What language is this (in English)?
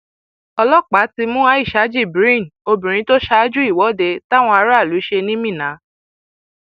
Yoruba